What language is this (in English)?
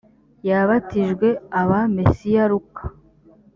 Kinyarwanda